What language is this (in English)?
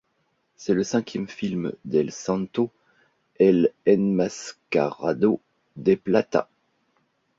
French